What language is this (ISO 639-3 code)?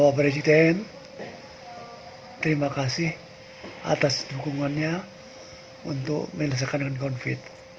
ind